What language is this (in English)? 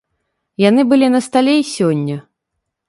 Belarusian